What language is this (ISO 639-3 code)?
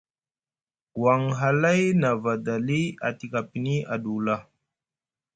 mug